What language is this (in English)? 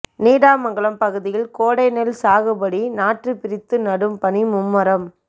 Tamil